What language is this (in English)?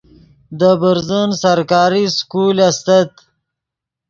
Yidgha